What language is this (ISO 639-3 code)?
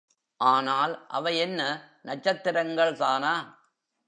tam